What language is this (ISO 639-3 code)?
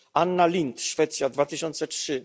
pol